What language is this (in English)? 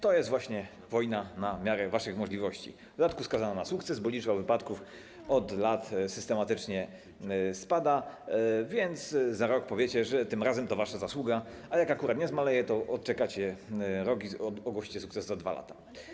Polish